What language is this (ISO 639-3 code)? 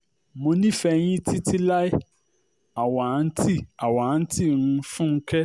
yor